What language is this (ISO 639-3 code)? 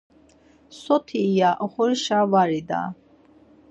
lzz